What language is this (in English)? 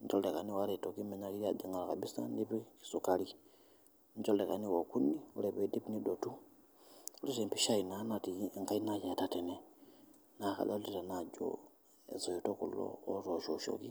Masai